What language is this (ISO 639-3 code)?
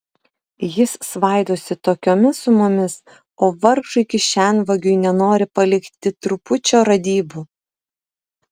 lit